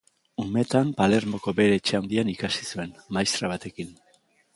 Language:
Basque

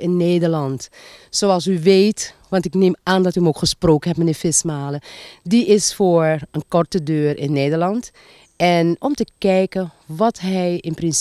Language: Dutch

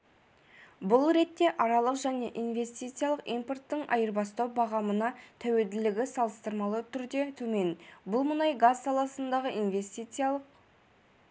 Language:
Kazakh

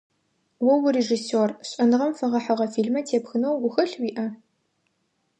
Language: Adyghe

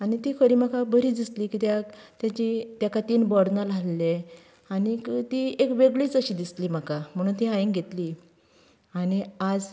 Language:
Konkani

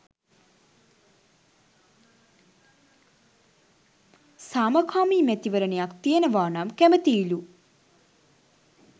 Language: Sinhala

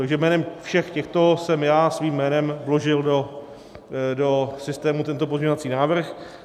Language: Czech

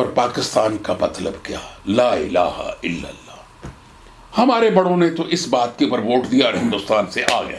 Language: Urdu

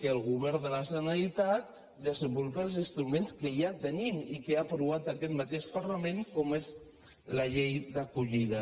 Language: Catalan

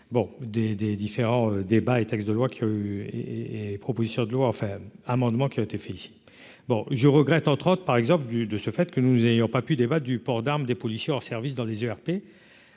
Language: French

